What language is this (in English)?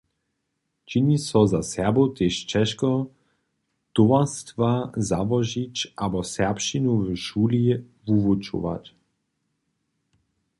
Upper Sorbian